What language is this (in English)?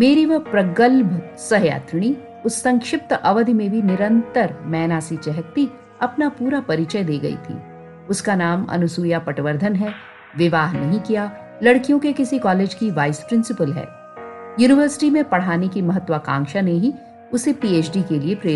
Hindi